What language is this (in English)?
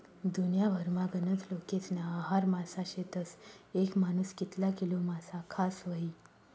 Marathi